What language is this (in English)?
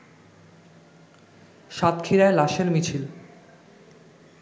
Bangla